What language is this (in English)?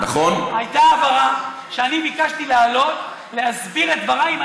Hebrew